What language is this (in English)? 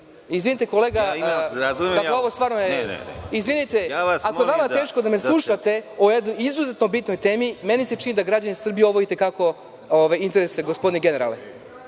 Serbian